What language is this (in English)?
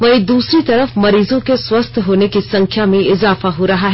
Hindi